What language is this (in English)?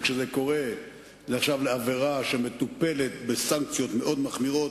Hebrew